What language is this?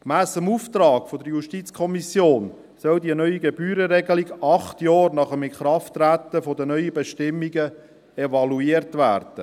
Swiss German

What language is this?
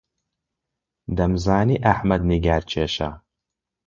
Central Kurdish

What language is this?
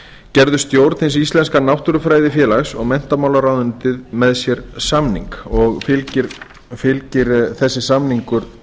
Icelandic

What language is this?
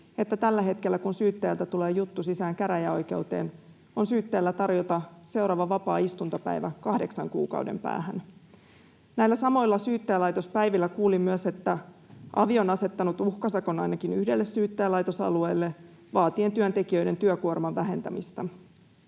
Finnish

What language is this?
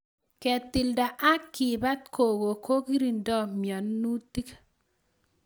Kalenjin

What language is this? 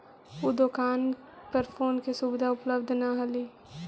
Magahi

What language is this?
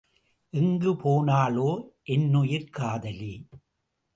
Tamil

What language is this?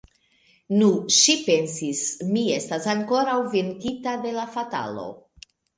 Esperanto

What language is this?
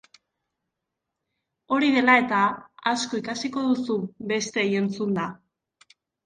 Basque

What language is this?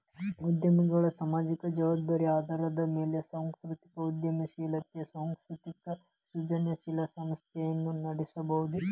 Kannada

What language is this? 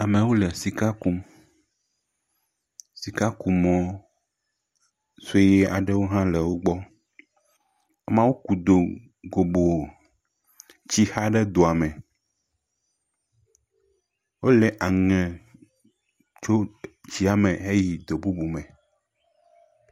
Ewe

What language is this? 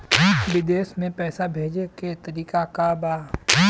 Bhojpuri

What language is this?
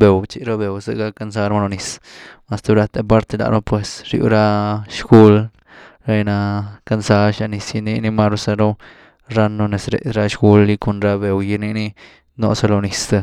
Güilá Zapotec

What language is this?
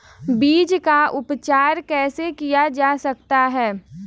Hindi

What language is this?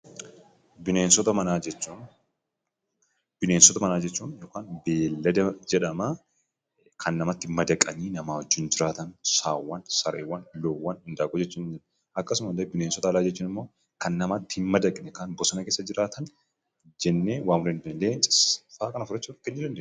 Oromo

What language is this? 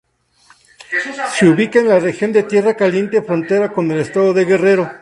Spanish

